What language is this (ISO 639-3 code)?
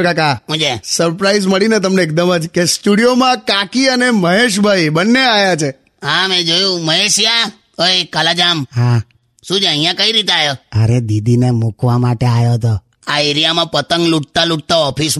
hin